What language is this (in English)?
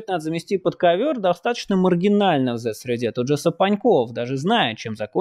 Russian